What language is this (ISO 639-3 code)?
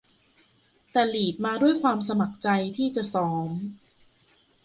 tha